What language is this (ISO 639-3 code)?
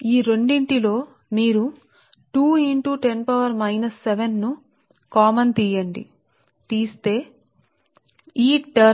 tel